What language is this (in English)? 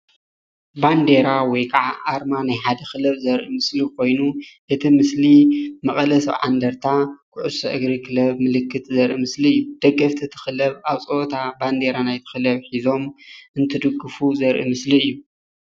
Tigrinya